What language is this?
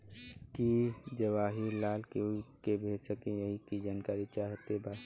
Bhojpuri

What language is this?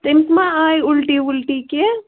Kashmiri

